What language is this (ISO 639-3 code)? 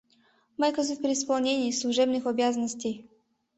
chm